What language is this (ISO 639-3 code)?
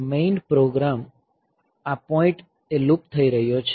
guj